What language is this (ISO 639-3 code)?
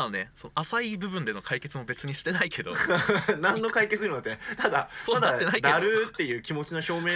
jpn